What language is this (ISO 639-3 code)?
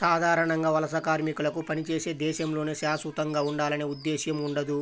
tel